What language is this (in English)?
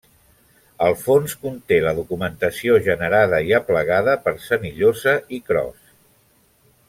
Catalan